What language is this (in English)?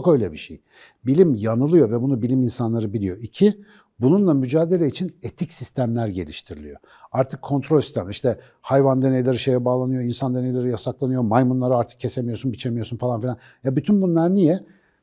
Turkish